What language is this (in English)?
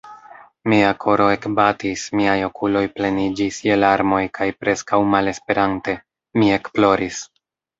Esperanto